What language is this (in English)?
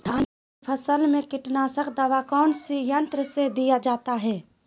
Magahi